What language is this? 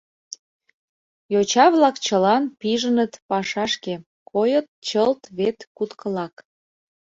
Mari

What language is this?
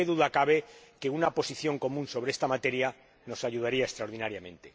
Spanish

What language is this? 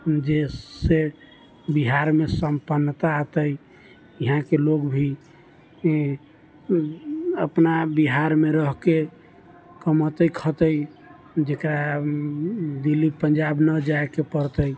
Maithili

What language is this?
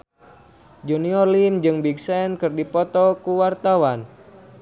Sundanese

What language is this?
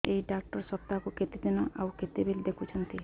Odia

